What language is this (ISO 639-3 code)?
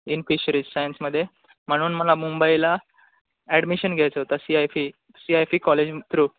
mar